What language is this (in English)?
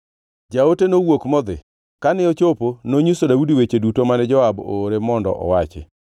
Luo (Kenya and Tanzania)